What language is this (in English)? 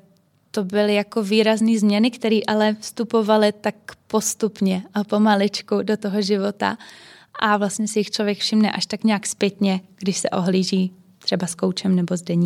Czech